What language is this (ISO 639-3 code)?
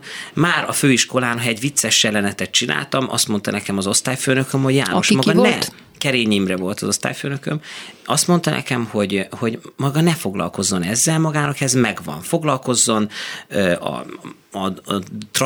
hun